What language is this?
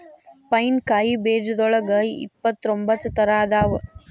Kannada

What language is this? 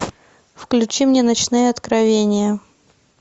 Russian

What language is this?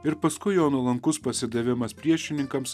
Lithuanian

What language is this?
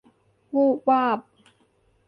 Thai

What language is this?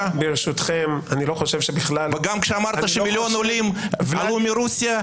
Hebrew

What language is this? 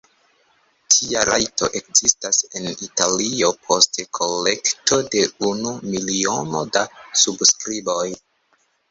Esperanto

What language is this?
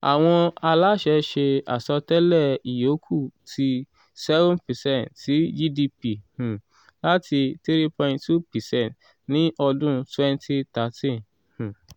Yoruba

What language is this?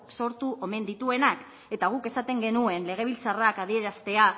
Basque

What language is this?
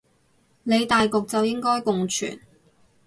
Cantonese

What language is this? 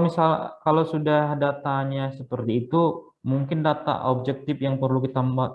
Indonesian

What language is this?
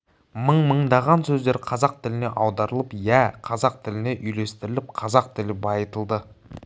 Kazakh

